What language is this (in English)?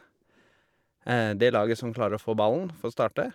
Norwegian